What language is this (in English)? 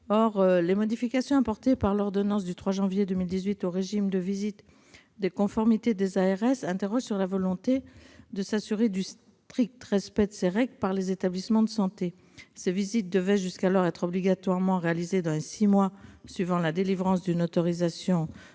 French